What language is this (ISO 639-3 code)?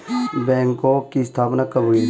hin